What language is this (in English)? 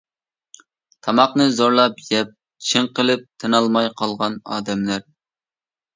Uyghur